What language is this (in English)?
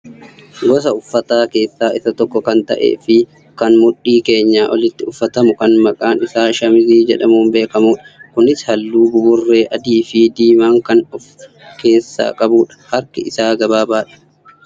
Oromo